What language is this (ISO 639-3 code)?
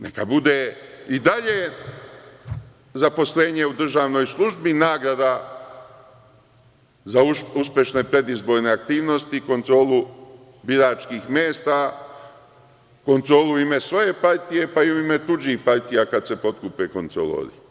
srp